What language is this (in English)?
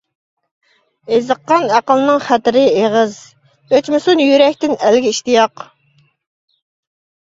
Uyghur